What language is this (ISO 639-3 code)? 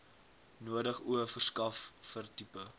afr